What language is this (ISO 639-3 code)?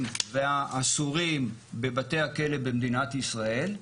heb